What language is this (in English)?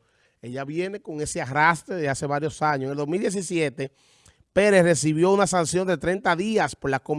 Spanish